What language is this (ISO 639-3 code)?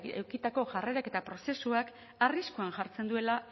eus